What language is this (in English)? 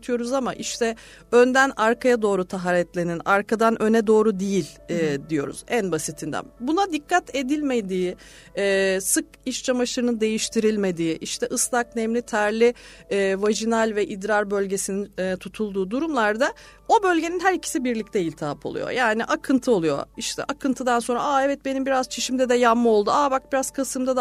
Turkish